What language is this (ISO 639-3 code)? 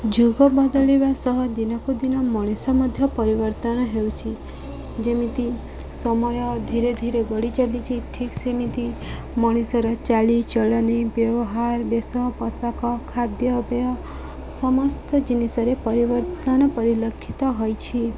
ori